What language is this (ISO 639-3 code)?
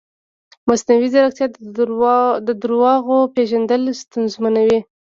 pus